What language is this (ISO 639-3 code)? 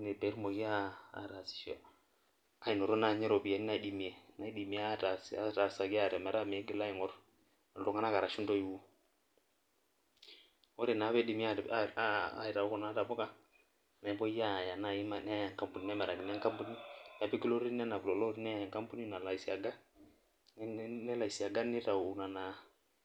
mas